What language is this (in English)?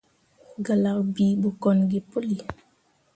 Mundang